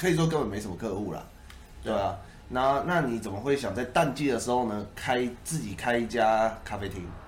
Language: Chinese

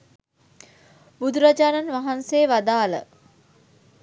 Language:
Sinhala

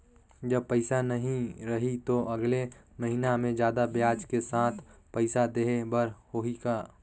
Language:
Chhattisgarhi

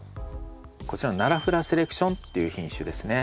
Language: Japanese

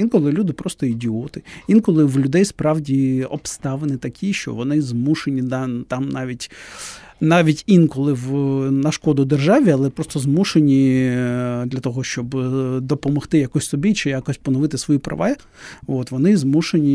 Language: Ukrainian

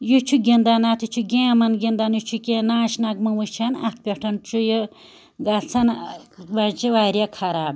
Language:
Kashmiri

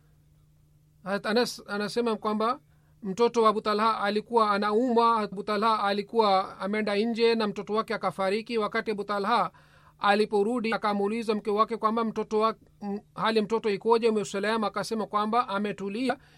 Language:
Swahili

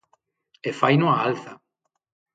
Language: Galician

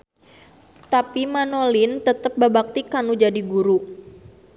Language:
Sundanese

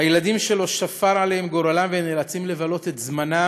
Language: Hebrew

